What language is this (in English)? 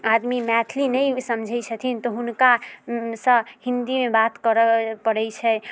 Maithili